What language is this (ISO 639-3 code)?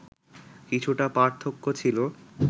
ben